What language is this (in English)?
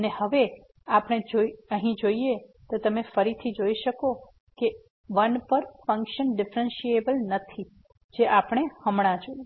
Gujarati